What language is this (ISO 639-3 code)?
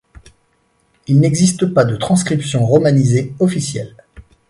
fra